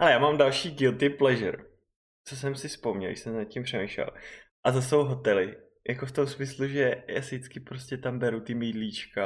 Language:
Czech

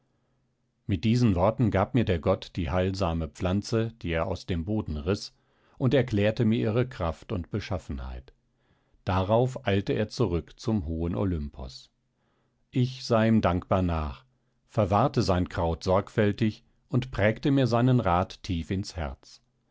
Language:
German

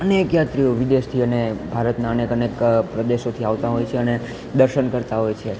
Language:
Gujarati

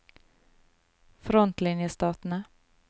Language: Norwegian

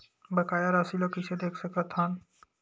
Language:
Chhattisgarhi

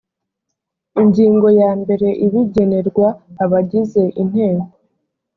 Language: Kinyarwanda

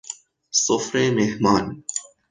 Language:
Persian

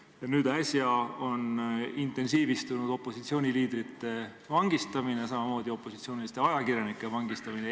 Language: Estonian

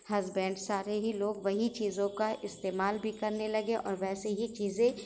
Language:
Urdu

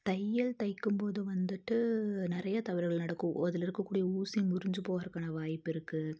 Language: Tamil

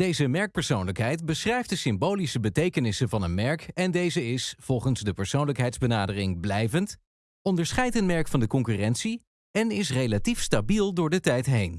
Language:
Dutch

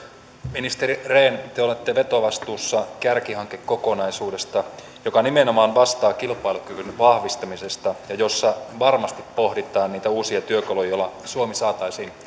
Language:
Finnish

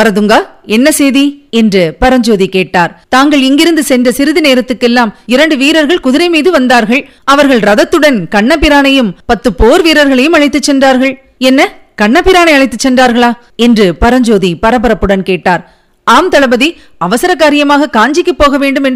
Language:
Tamil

